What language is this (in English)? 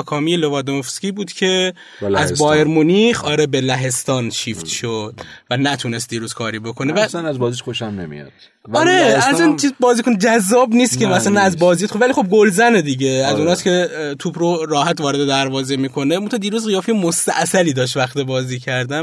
Persian